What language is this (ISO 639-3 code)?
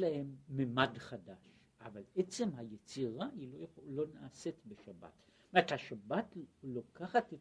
heb